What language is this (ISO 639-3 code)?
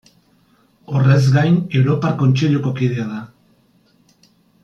eus